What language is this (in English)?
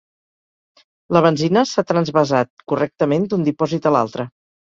Catalan